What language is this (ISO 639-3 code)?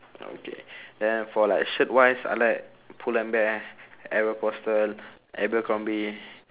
eng